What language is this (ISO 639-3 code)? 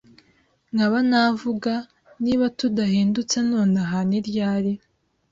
kin